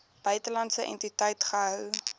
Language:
Afrikaans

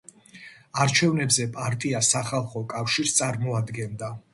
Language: Georgian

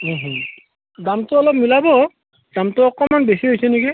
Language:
Assamese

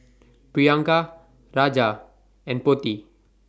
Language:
English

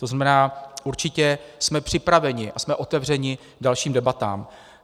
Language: Czech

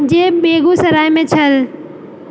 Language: Maithili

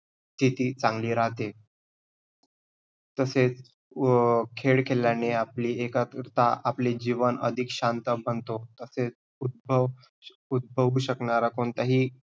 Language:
Marathi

